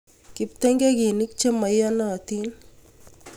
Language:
Kalenjin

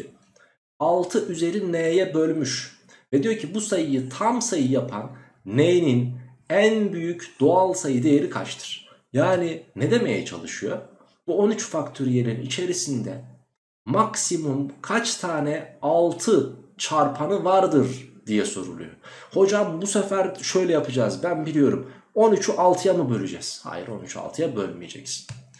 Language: Turkish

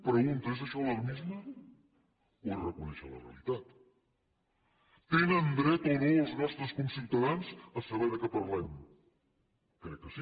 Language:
Catalan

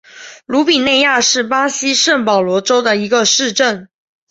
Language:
Chinese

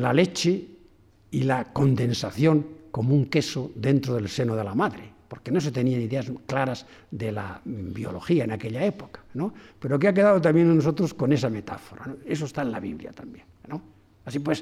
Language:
Spanish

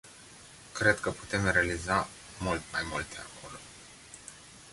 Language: Romanian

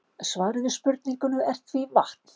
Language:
Icelandic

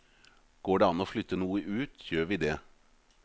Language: Norwegian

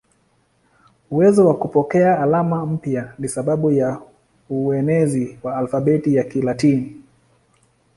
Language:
Swahili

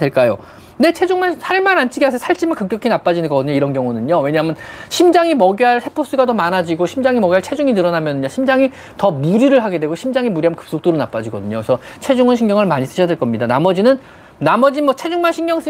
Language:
Korean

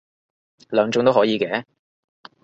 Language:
Cantonese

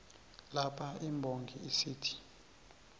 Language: South Ndebele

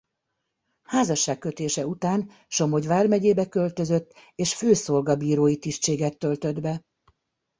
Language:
Hungarian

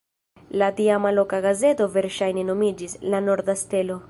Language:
Esperanto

